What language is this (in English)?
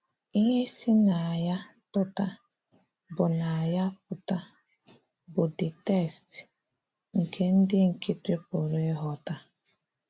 Igbo